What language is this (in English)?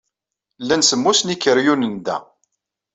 Kabyle